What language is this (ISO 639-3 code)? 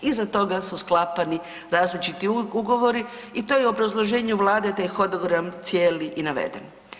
hrv